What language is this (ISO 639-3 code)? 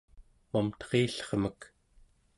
esu